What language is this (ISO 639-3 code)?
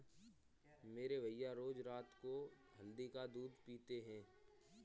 hin